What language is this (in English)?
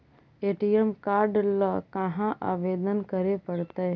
Magahi